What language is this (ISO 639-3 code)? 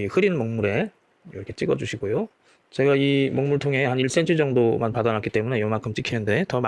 kor